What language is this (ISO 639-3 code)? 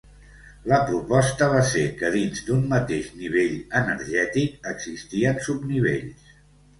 cat